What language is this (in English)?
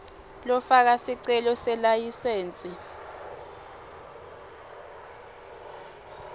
Swati